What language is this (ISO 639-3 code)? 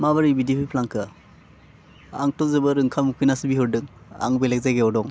brx